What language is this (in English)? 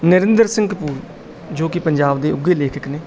Punjabi